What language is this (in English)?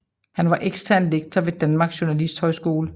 Danish